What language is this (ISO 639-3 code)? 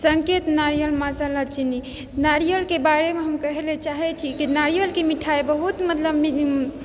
mai